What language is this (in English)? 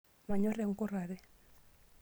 Masai